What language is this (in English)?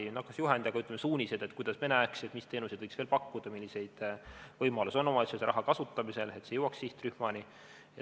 Estonian